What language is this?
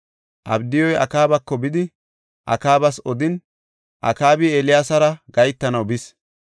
Gofa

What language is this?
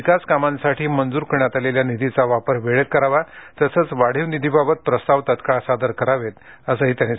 Marathi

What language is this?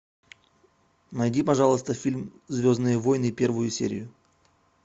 Russian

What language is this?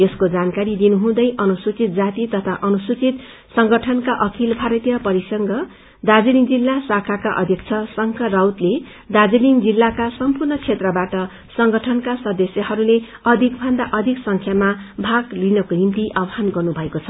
Nepali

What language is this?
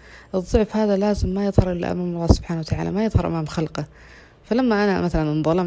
Arabic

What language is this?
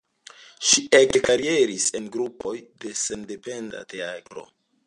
Esperanto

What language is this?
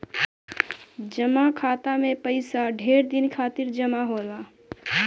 Bhojpuri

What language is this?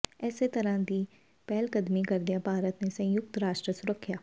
Punjabi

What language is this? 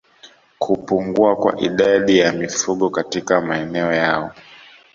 Swahili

